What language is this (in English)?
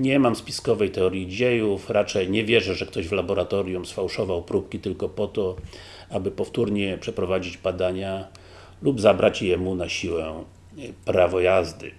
Polish